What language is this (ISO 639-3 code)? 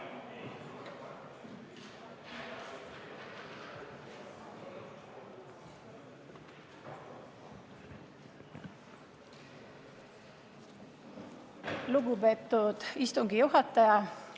est